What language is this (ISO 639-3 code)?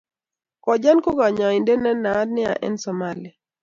kln